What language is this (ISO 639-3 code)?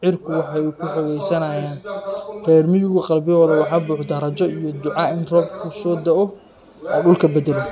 som